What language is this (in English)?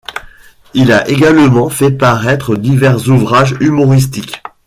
French